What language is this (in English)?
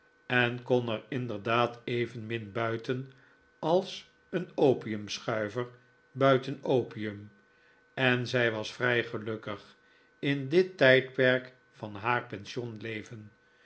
Dutch